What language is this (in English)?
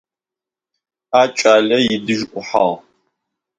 Russian